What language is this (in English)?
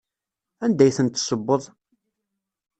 Kabyle